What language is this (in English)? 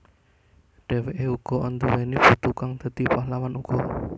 Javanese